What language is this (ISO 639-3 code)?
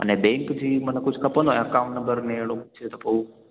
snd